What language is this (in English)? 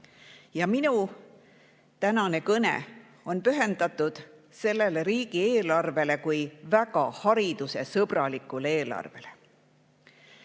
Estonian